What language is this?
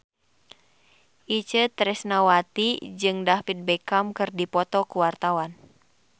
Sundanese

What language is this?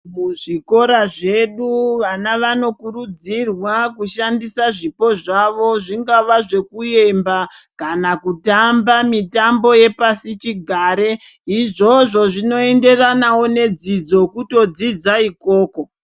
Ndau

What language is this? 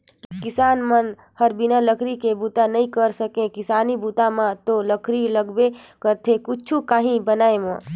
Chhattisgarhi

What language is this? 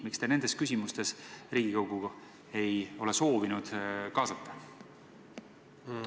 Estonian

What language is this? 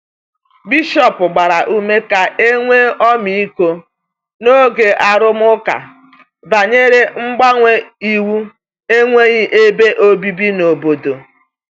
Igbo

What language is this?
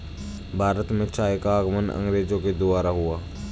Hindi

